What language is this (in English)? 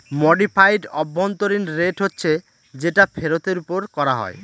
Bangla